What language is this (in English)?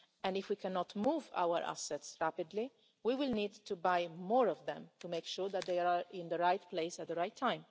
English